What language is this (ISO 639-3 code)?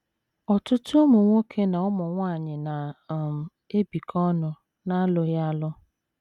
ibo